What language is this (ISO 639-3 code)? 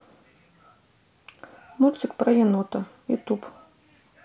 rus